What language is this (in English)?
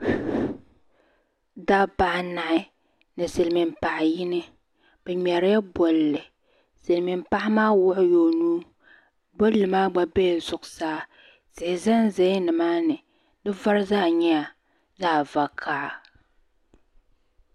Dagbani